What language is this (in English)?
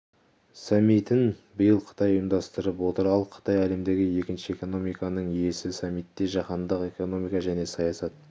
Kazakh